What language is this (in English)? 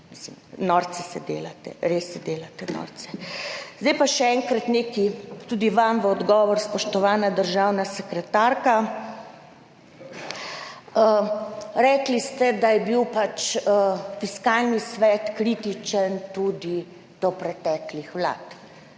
Slovenian